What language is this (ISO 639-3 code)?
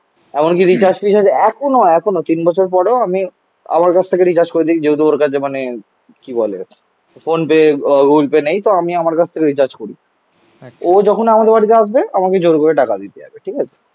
ben